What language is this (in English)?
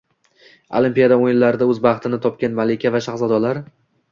Uzbek